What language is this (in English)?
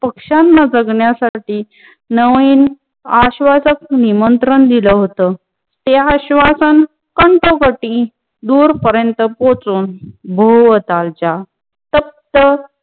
Marathi